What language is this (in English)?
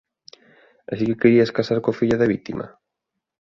Galician